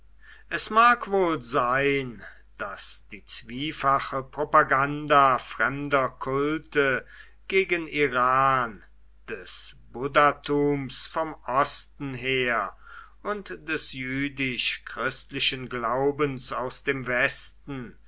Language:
German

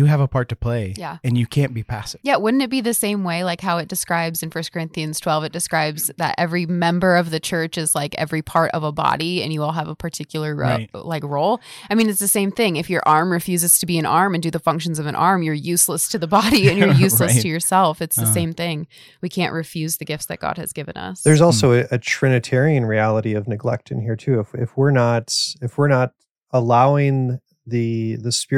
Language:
English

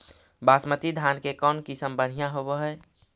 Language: Magahi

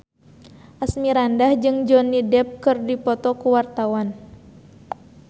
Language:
Sundanese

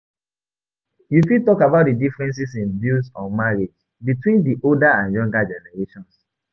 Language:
Nigerian Pidgin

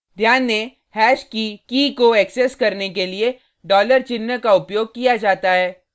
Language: Hindi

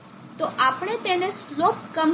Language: Gujarati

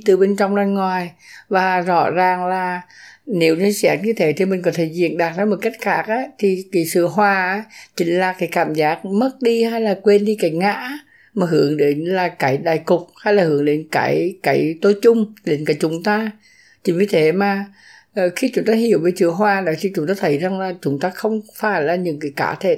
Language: Vietnamese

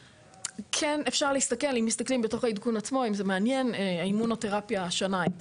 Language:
Hebrew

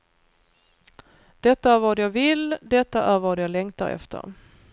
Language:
Swedish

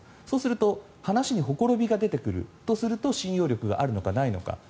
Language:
Japanese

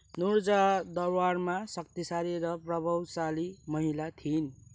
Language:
Nepali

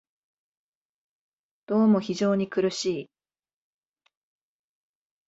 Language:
Japanese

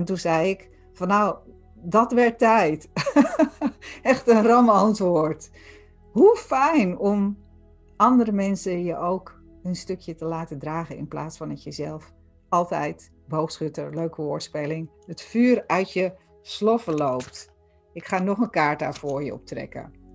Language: Dutch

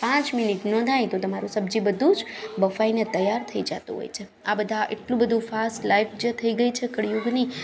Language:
Gujarati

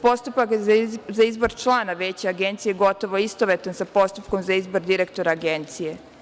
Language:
Serbian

